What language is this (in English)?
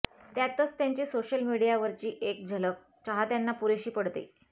Marathi